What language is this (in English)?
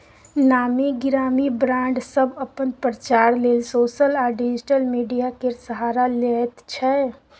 Maithili